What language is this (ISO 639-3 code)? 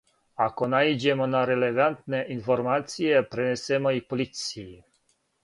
srp